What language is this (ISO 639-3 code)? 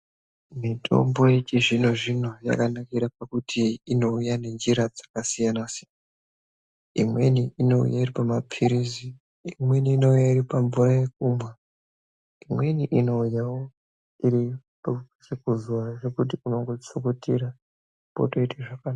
ndc